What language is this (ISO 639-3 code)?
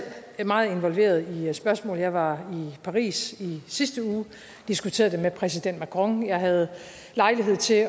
dan